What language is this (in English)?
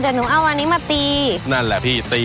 Thai